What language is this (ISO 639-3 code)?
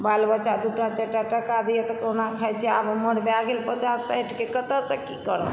mai